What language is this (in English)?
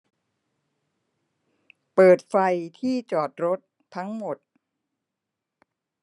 Thai